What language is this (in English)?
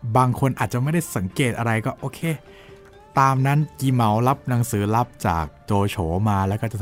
Thai